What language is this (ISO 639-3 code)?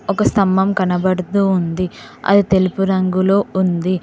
tel